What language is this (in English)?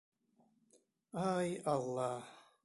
Bashkir